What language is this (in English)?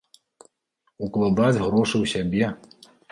Belarusian